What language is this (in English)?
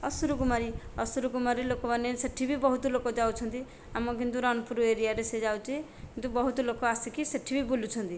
Odia